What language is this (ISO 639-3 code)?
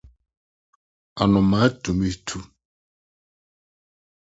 aka